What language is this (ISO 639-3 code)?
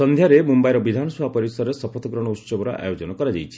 ori